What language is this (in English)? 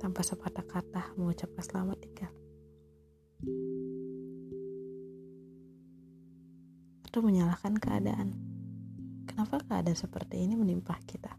Indonesian